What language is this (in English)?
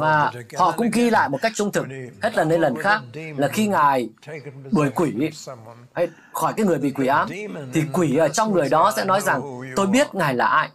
Vietnamese